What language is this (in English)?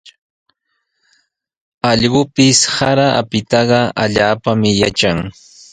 Sihuas Ancash Quechua